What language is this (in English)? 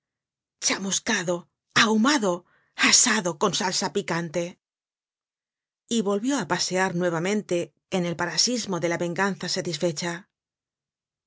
Spanish